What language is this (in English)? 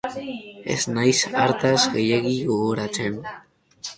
Basque